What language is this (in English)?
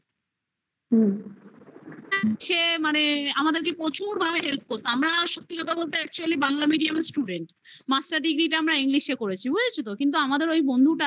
Bangla